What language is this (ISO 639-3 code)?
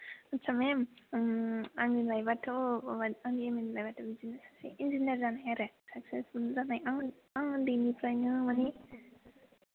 brx